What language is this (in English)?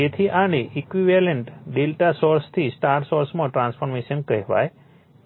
Gujarati